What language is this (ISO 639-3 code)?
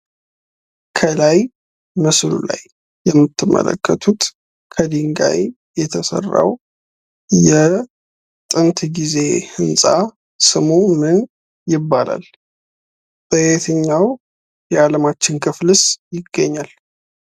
amh